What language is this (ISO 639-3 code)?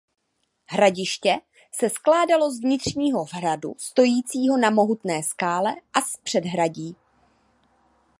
ces